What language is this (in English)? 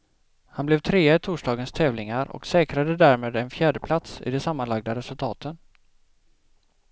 Swedish